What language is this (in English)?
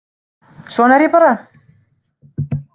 Icelandic